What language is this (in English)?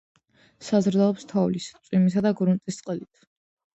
Georgian